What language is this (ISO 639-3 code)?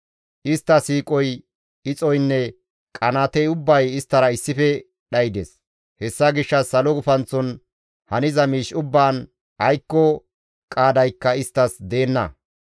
gmv